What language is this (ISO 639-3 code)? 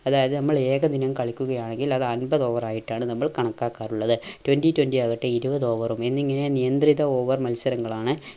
mal